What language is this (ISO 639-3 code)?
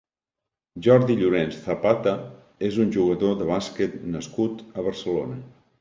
cat